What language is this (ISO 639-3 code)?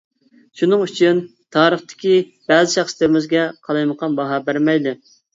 uig